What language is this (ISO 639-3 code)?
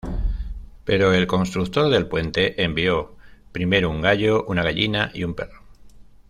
spa